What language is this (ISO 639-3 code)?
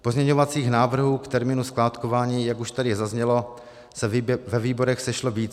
ces